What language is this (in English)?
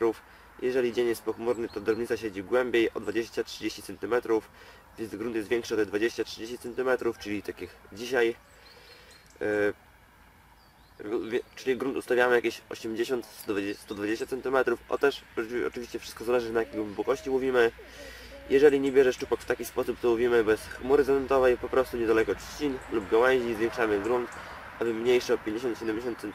Polish